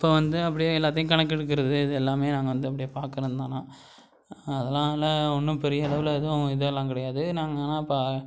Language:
Tamil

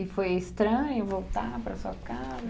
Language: Portuguese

